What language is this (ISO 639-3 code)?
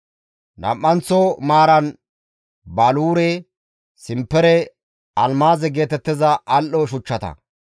gmv